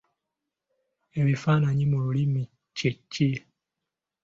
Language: Ganda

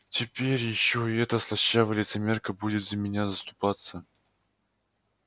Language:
Russian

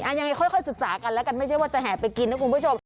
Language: Thai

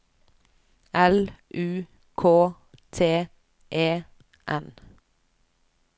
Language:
Norwegian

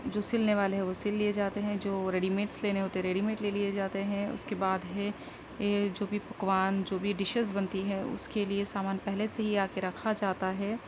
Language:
Urdu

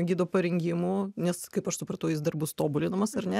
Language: Lithuanian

